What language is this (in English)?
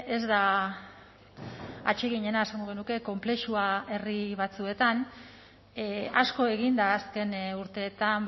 Basque